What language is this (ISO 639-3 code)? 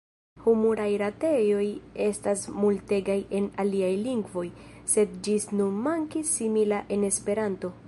epo